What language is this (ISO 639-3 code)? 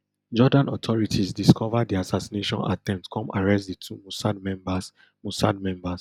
pcm